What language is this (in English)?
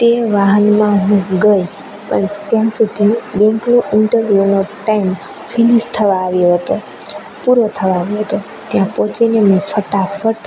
Gujarati